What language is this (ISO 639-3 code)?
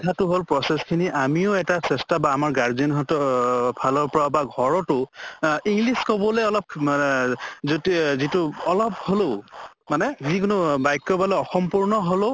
asm